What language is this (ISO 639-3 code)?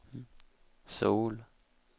swe